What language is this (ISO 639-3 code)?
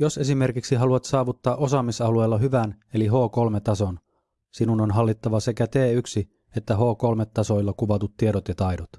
fin